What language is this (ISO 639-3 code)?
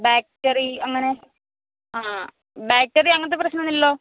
mal